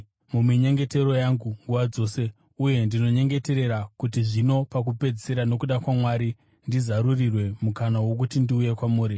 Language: Shona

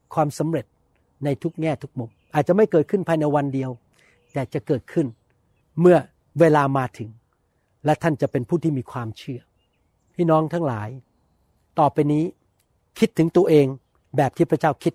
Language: Thai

